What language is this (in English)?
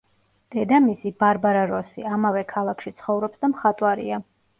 Georgian